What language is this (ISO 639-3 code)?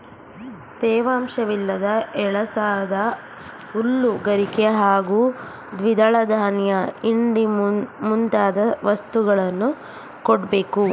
kan